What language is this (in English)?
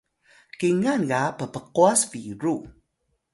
Atayal